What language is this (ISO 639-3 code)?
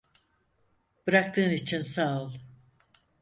tur